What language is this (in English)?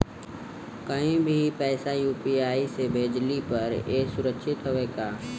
Bhojpuri